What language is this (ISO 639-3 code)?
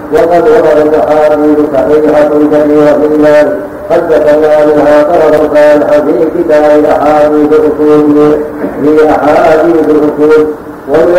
ara